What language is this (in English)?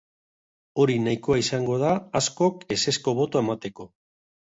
Basque